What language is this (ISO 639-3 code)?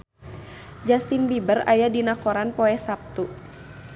sun